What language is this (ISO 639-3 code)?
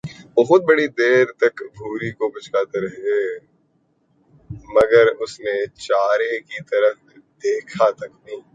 urd